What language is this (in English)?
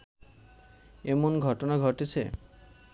Bangla